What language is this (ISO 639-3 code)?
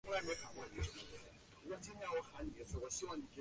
zho